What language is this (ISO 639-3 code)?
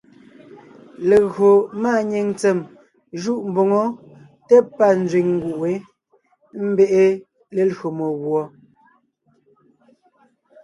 nnh